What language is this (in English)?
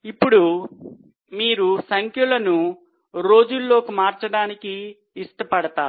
Telugu